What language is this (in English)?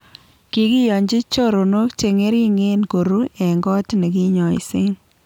Kalenjin